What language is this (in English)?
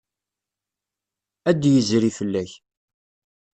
Kabyle